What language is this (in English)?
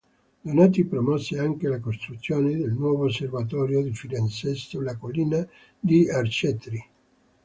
Italian